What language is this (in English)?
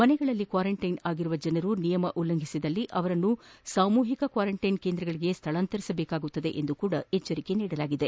Kannada